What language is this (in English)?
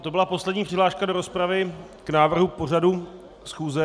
Czech